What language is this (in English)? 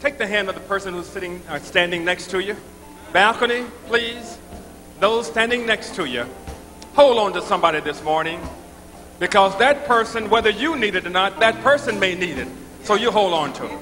English